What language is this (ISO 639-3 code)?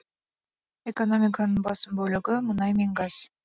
kaz